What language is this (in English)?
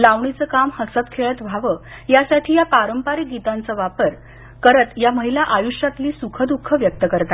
Marathi